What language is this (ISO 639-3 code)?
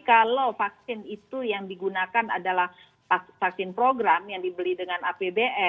ind